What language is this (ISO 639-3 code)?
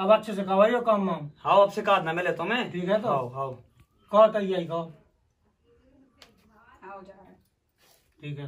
hin